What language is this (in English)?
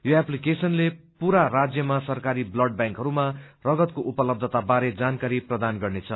Nepali